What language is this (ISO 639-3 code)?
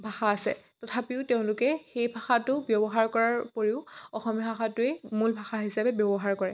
asm